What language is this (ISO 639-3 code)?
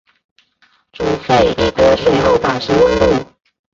zho